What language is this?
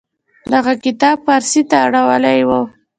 Pashto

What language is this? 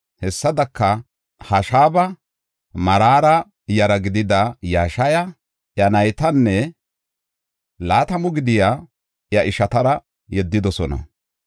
Gofa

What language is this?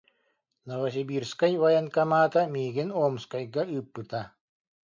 Yakut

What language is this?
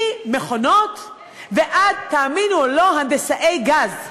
Hebrew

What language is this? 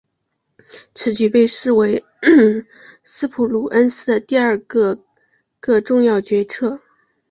Chinese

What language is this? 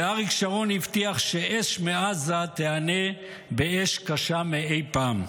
Hebrew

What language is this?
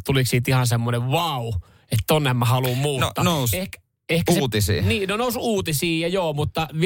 Finnish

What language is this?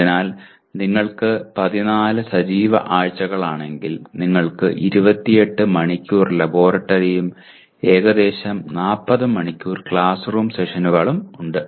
Malayalam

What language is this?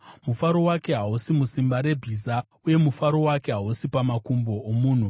Shona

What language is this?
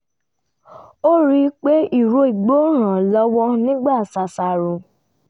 Yoruba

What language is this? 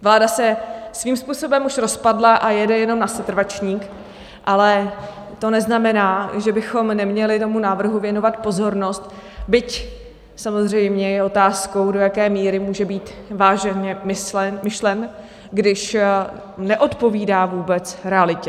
Czech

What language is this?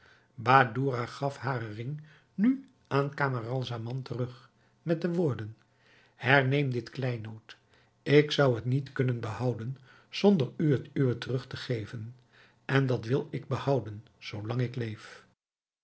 Dutch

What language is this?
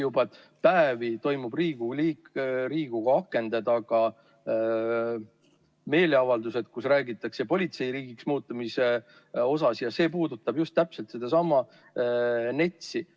Estonian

